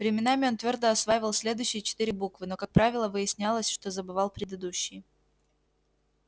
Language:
Russian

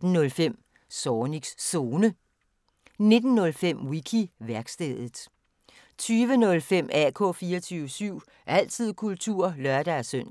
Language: Danish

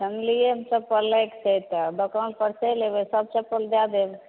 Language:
Maithili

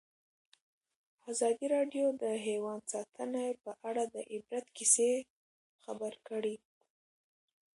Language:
Pashto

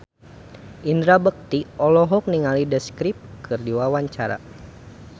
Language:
Sundanese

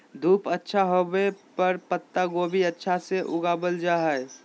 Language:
Magahi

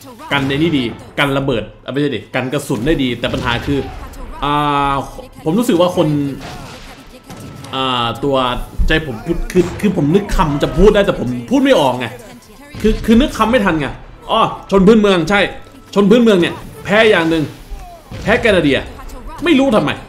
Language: Thai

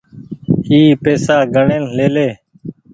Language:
Goaria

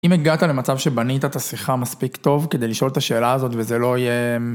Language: Hebrew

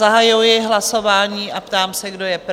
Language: Czech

